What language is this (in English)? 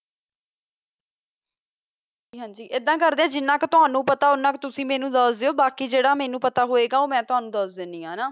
Punjabi